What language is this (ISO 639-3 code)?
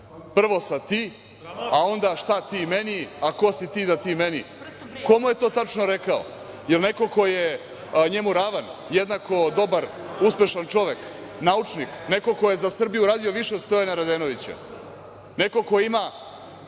srp